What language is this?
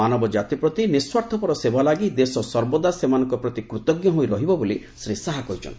Odia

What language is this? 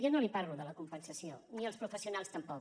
Catalan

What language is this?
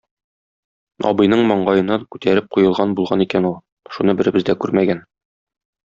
Tatar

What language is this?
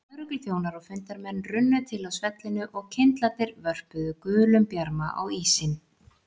Icelandic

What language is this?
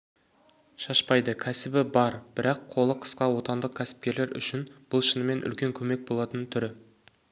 Kazakh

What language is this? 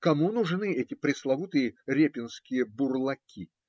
Russian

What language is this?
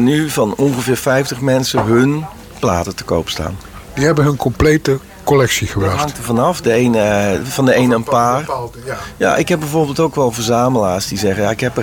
Dutch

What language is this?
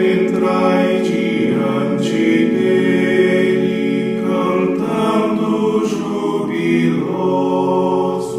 Romanian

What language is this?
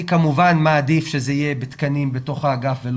Hebrew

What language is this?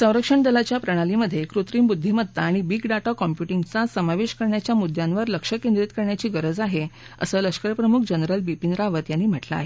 Marathi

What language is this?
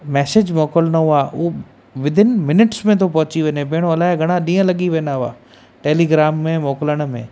Sindhi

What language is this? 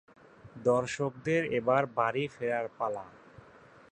Bangla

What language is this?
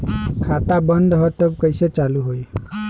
Bhojpuri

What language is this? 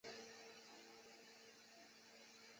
Chinese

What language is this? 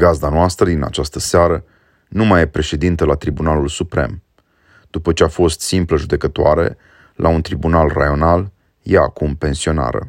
Romanian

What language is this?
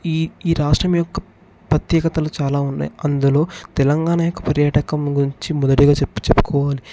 Telugu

